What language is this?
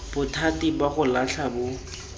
Tswana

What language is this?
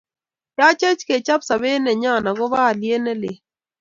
Kalenjin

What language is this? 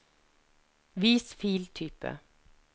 Norwegian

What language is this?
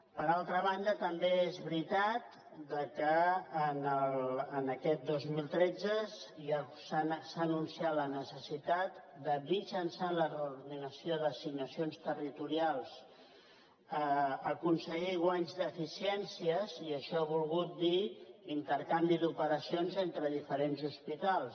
Catalan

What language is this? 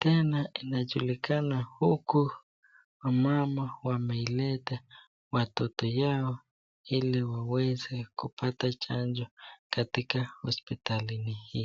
Swahili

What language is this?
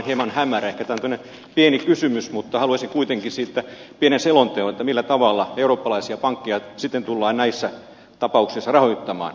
Finnish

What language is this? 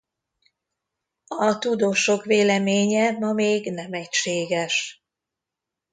Hungarian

